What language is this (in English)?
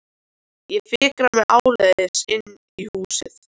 Icelandic